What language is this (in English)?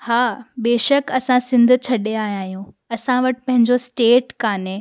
Sindhi